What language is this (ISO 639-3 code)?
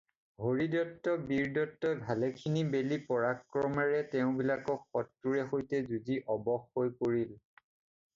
asm